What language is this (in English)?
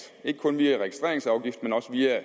Danish